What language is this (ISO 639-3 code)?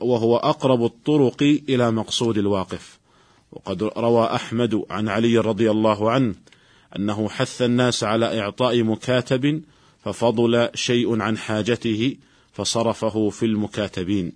ara